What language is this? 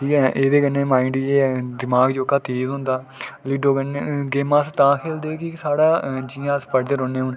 Dogri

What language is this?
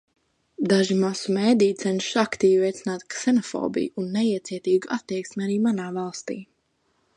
Latvian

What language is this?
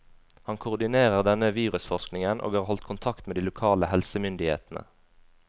Norwegian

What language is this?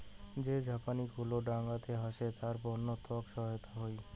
Bangla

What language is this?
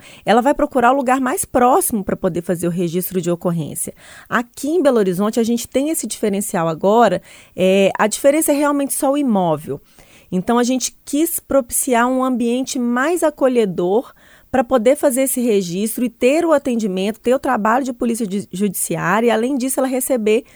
Portuguese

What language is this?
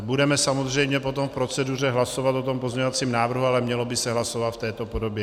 Czech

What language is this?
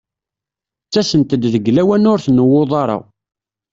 Kabyle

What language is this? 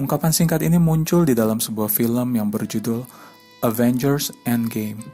Indonesian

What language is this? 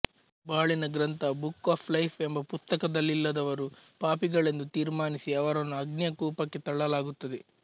Kannada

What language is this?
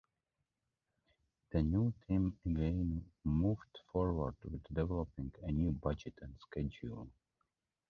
English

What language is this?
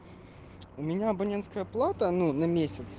Russian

